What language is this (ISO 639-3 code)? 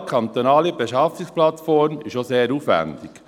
gsw